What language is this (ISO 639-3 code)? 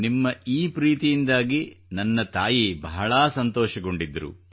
kan